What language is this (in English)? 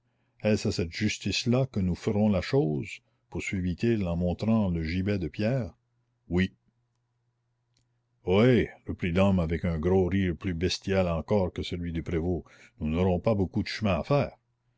French